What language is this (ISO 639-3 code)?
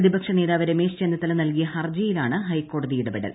mal